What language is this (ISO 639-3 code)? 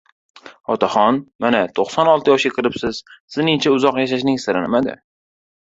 uzb